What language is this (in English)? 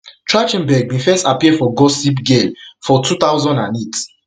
Nigerian Pidgin